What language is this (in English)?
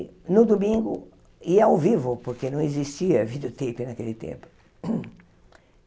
Portuguese